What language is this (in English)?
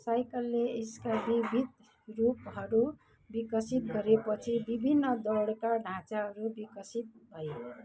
Nepali